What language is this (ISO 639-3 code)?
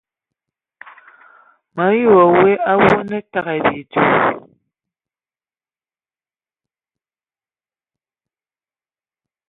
ewo